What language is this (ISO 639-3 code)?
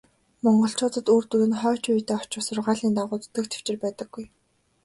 mon